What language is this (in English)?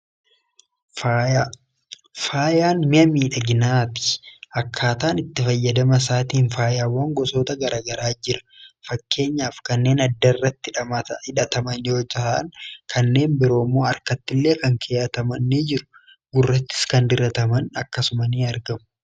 Oromo